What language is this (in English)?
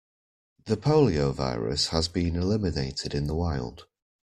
English